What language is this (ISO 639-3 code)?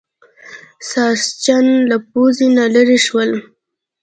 pus